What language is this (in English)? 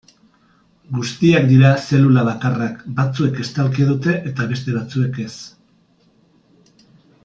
Basque